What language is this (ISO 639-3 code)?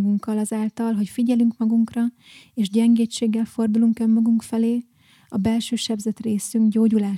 hun